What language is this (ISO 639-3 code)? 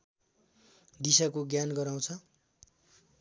nep